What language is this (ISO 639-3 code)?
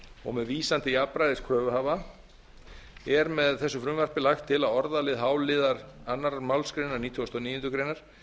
isl